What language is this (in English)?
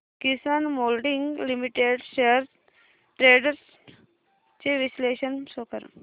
Marathi